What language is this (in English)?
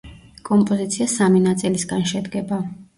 Georgian